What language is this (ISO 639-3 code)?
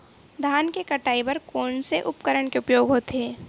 hne